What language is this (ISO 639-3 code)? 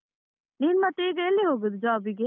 kan